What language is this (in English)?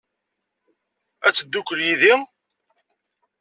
Kabyle